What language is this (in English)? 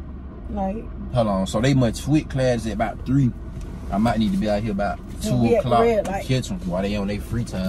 English